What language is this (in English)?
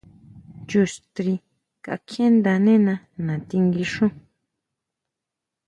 Huautla Mazatec